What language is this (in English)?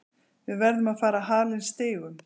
Icelandic